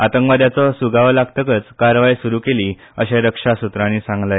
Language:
Konkani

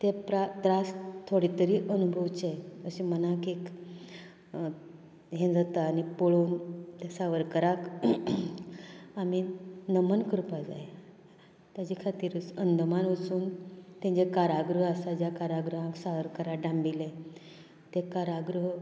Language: Konkani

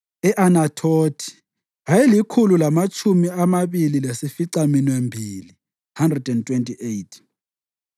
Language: North Ndebele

